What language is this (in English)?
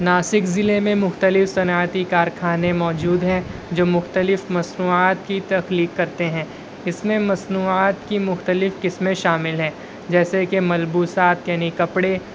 Urdu